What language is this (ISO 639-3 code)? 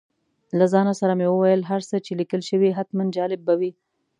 pus